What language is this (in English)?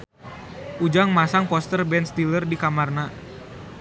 Sundanese